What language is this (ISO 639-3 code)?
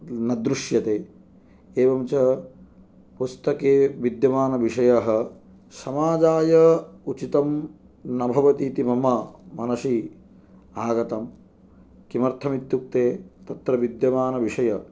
san